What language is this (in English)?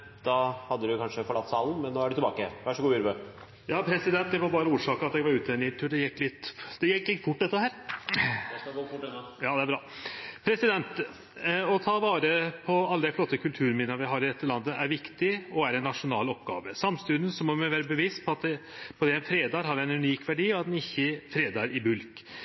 Norwegian Nynorsk